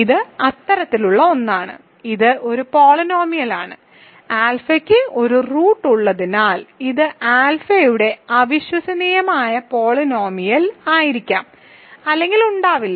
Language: Malayalam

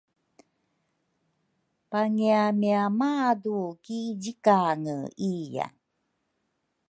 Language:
Rukai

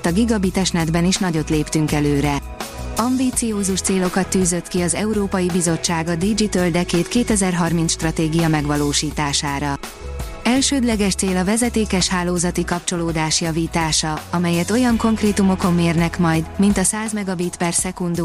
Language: Hungarian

